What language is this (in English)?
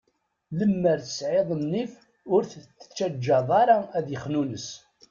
Kabyle